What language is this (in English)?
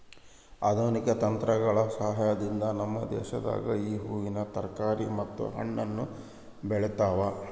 Kannada